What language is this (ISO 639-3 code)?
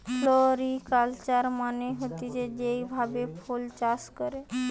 ben